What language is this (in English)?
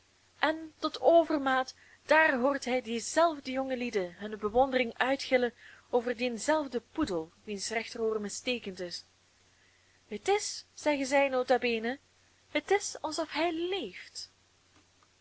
Dutch